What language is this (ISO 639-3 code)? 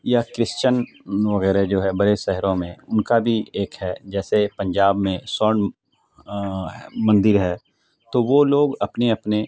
urd